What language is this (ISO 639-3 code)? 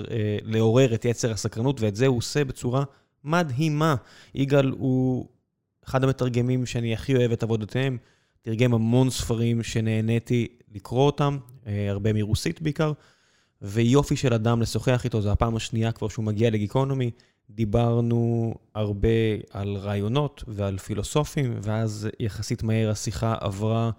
heb